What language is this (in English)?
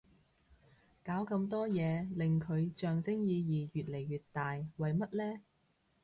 Cantonese